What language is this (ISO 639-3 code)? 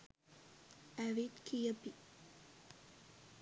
sin